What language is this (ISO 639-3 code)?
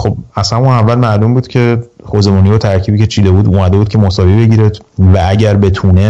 fas